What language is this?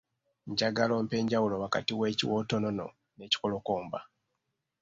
Ganda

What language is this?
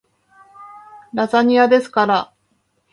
Japanese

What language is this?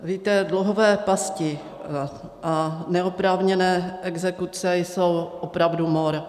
Czech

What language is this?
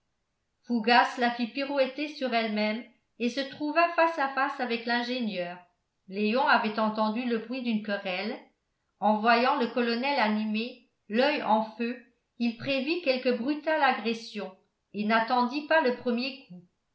French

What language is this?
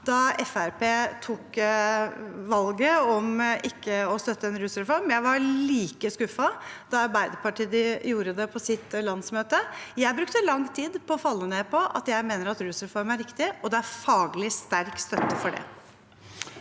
Norwegian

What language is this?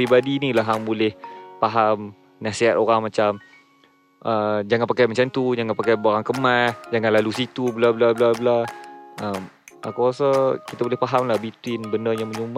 Malay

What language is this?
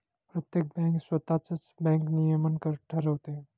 Marathi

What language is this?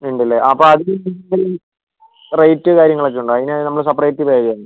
Malayalam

